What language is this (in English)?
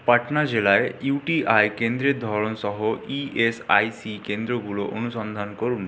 Bangla